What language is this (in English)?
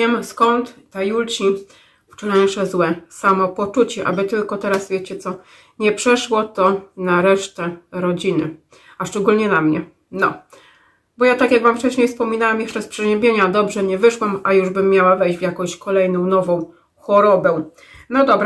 Polish